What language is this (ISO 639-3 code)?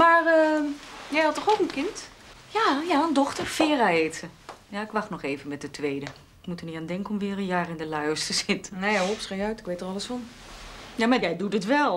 nld